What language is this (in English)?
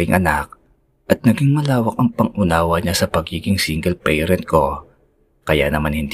Filipino